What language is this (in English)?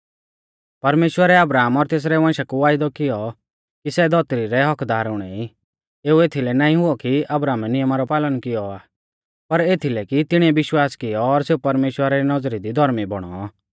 Mahasu Pahari